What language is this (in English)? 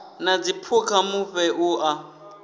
Venda